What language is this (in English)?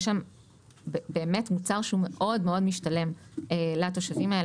Hebrew